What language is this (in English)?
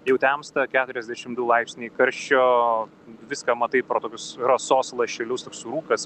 Lithuanian